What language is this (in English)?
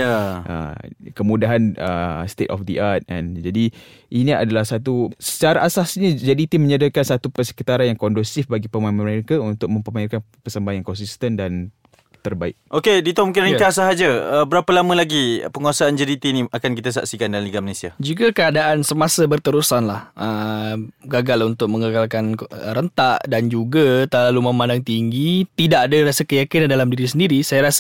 Malay